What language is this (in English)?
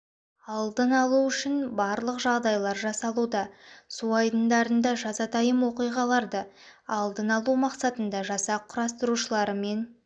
Kazakh